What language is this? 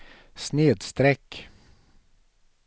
Swedish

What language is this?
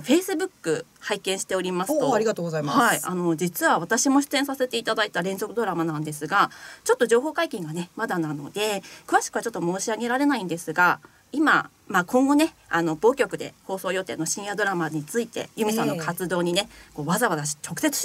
Japanese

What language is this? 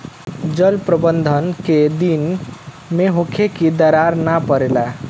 Bhojpuri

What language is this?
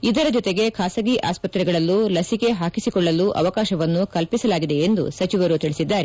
Kannada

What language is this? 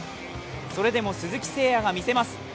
Japanese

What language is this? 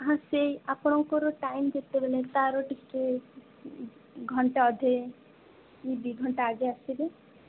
Odia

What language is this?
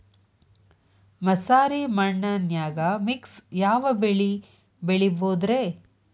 Kannada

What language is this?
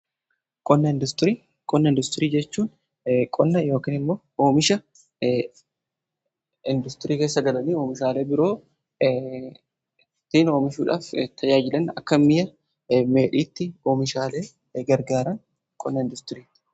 Oromo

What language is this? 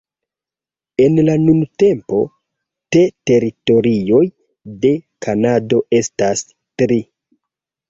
Esperanto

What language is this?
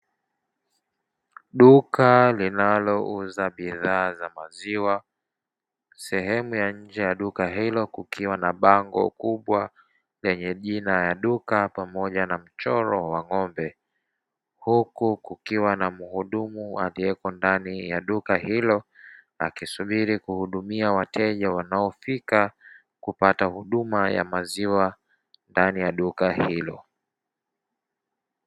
Swahili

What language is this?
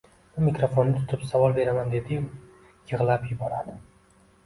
Uzbek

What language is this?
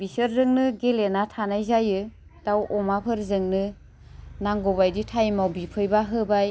Bodo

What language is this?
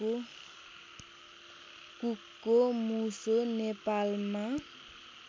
Nepali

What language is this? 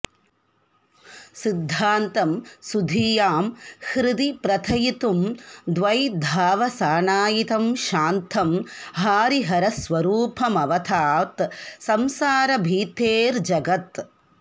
Sanskrit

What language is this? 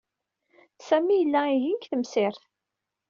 Kabyle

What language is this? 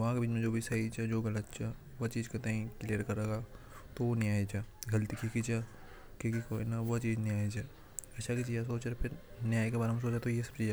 Hadothi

